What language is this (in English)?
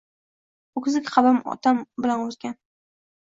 Uzbek